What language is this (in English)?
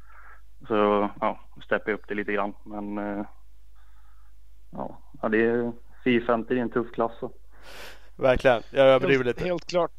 Swedish